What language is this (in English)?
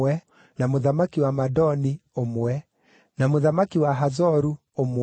Kikuyu